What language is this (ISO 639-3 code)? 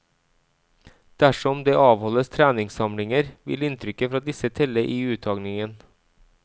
nor